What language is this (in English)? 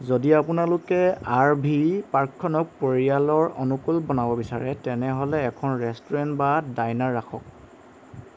Assamese